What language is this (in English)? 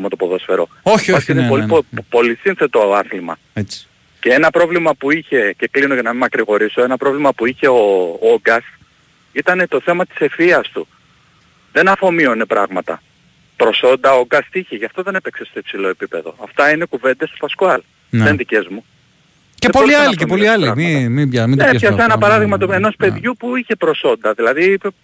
Greek